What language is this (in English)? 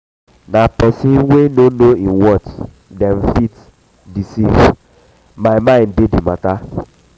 Nigerian Pidgin